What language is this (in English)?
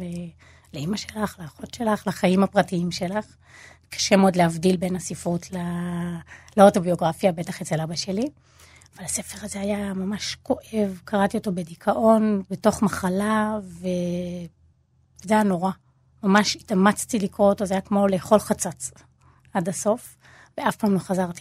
Hebrew